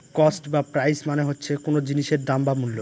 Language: Bangla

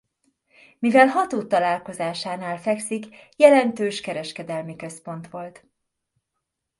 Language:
Hungarian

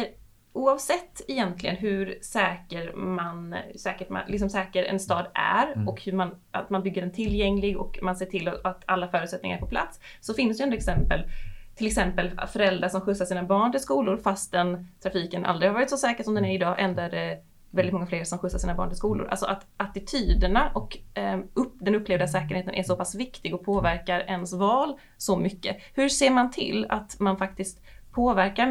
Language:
Swedish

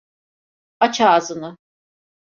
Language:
Turkish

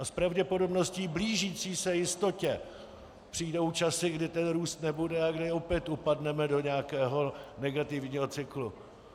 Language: Czech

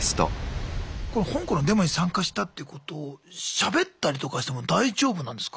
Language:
Japanese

